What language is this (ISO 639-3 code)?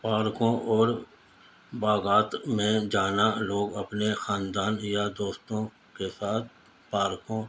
urd